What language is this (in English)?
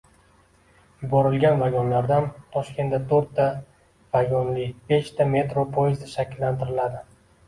Uzbek